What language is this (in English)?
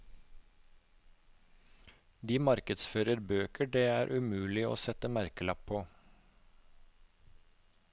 Norwegian